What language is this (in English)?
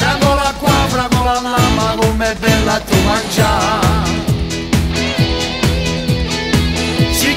Romanian